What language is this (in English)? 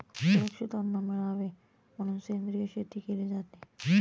Marathi